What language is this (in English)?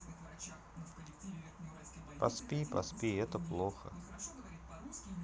Russian